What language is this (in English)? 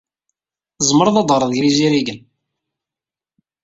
Kabyle